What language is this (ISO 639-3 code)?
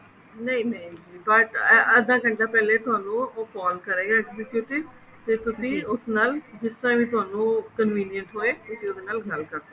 pan